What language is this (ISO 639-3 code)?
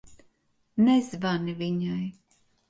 lav